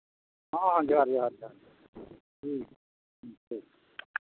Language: Santali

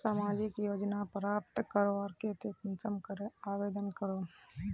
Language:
Magahi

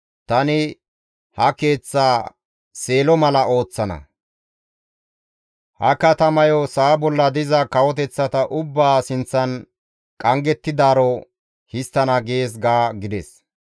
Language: Gamo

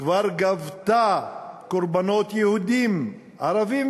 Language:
Hebrew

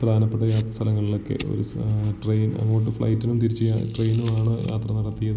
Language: Malayalam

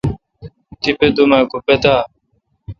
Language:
Kalkoti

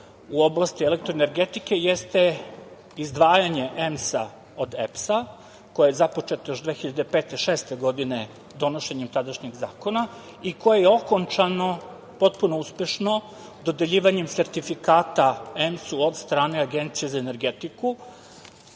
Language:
Serbian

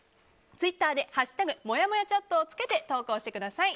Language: Japanese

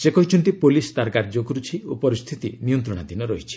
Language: Odia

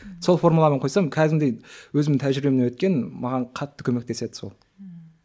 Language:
Kazakh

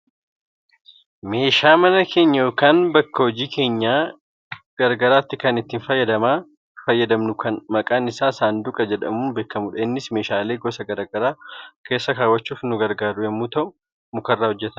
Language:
Oromo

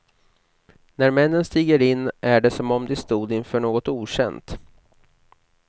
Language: Swedish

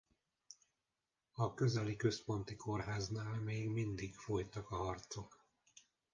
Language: Hungarian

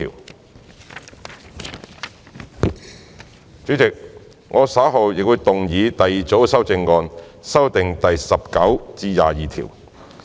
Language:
Cantonese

